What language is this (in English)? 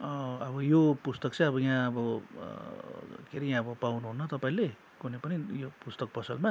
Nepali